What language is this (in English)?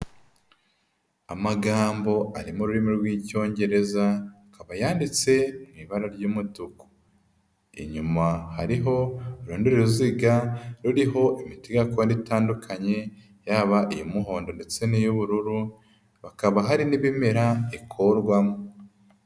Kinyarwanda